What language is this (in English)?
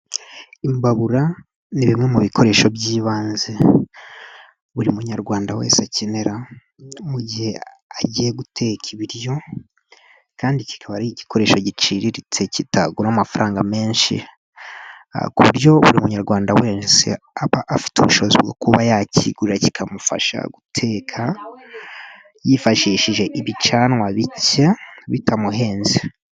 Kinyarwanda